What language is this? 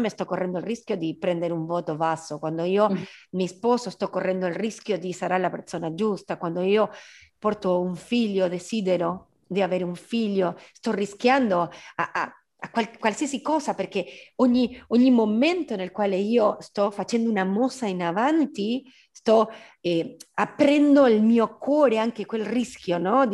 Italian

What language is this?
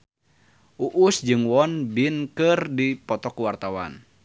Sundanese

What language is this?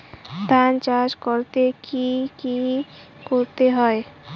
Bangla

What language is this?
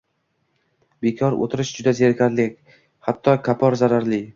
Uzbek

